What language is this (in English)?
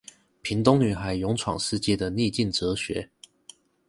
Chinese